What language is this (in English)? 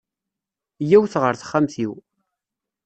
Kabyle